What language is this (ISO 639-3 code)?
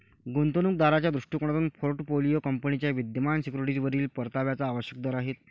mar